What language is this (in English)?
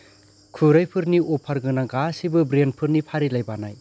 Bodo